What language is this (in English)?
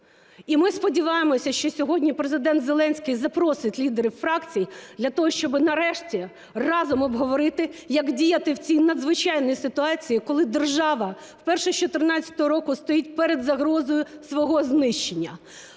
Ukrainian